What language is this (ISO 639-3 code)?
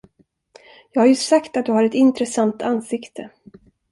swe